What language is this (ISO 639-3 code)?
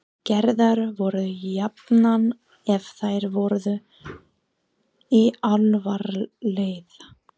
isl